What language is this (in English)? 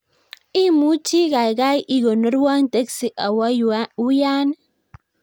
Kalenjin